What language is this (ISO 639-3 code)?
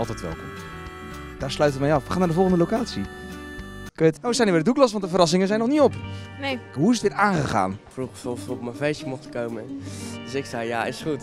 nld